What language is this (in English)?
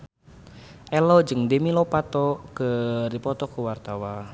Sundanese